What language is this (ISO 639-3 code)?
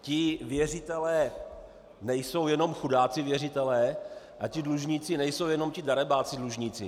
ces